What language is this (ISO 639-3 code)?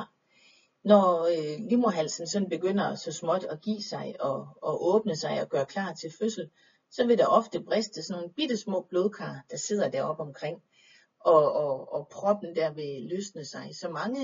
dan